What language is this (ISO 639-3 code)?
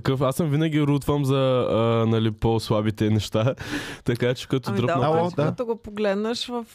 bul